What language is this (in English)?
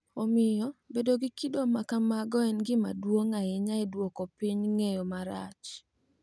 Luo (Kenya and Tanzania)